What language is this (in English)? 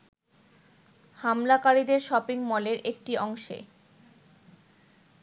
Bangla